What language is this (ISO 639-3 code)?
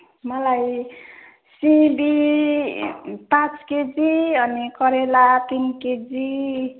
nep